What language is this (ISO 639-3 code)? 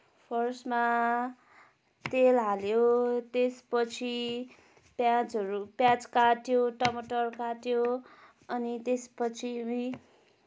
nep